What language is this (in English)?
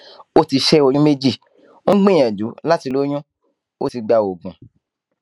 Yoruba